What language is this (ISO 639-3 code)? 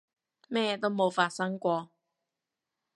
yue